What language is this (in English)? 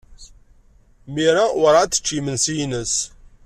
Kabyle